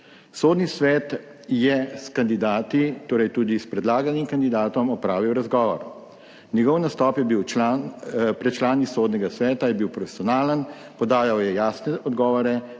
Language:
Slovenian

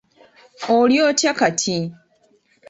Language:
Ganda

